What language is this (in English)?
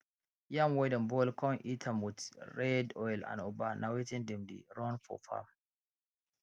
Nigerian Pidgin